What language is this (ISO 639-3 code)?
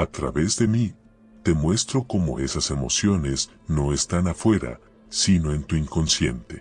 spa